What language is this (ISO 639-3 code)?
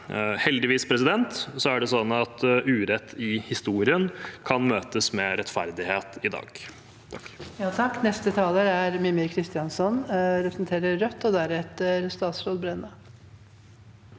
nor